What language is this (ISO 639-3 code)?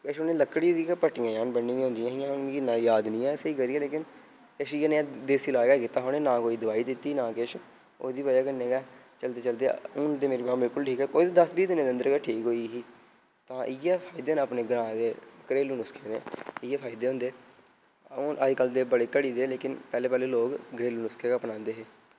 doi